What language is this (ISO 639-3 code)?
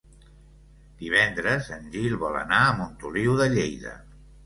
cat